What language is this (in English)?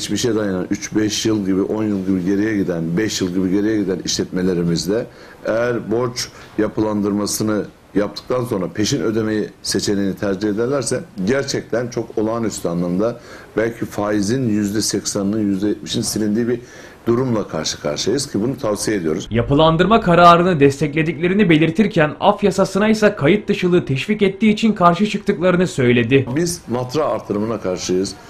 Turkish